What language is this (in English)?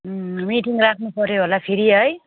Nepali